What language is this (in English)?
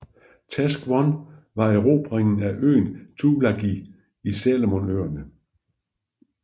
Danish